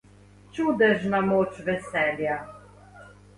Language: Slovenian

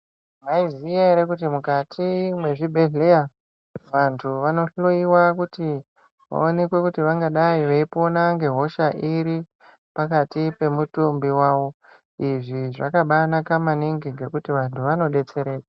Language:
Ndau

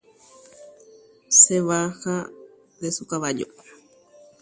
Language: Guarani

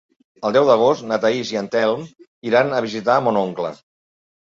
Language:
Catalan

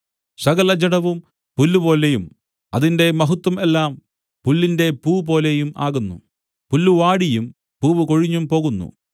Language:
Malayalam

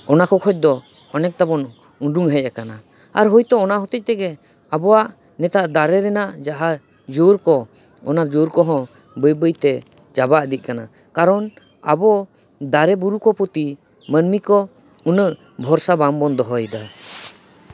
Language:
Santali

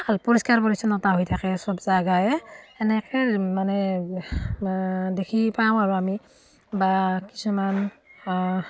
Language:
Assamese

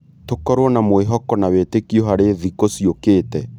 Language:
Kikuyu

